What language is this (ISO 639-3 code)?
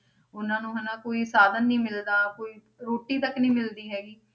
pan